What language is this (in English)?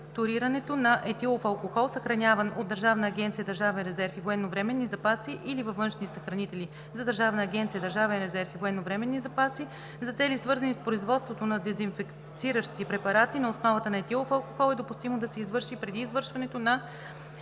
Bulgarian